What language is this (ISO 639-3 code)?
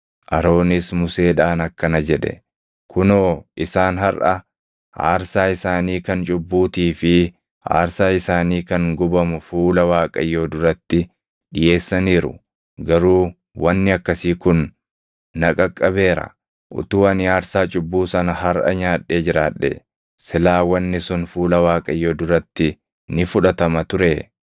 orm